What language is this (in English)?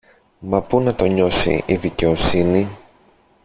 Greek